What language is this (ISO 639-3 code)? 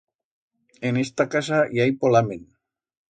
arg